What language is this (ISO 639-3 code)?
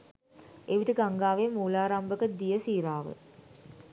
sin